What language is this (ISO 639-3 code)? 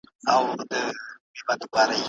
pus